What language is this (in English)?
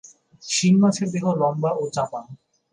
Bangla